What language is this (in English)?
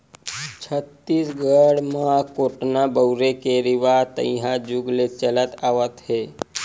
Chhattisgarhi